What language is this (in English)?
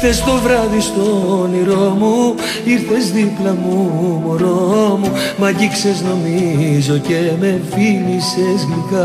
Greek